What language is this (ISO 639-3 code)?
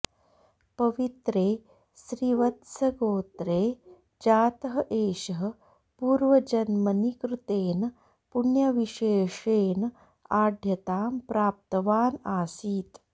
san